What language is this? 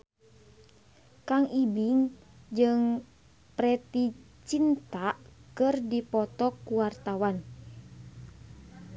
Sundanese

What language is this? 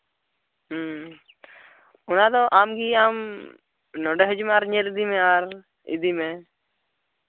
Santali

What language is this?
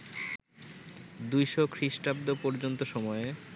Bangla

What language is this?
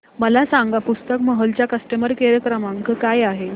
Marathi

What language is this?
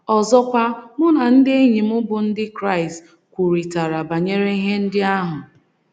Igbo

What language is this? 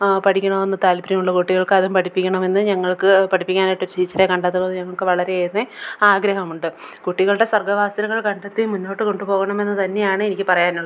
Malayalam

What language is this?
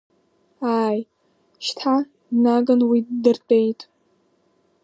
Abkhazian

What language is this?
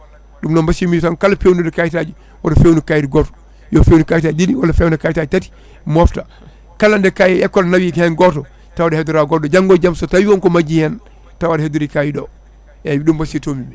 Fula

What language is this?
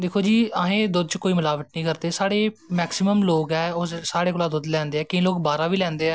Dogri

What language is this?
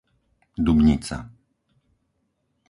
Slovak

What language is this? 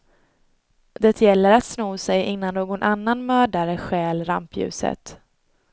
Swedish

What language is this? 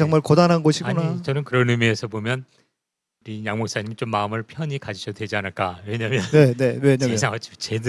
Korean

